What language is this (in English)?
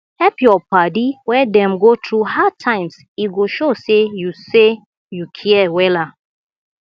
Nigerian Pidgin